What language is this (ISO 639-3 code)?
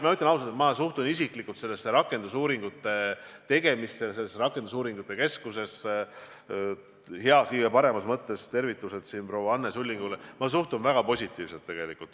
est